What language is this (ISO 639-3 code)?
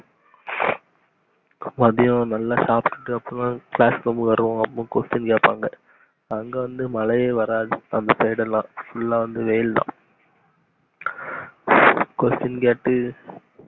tam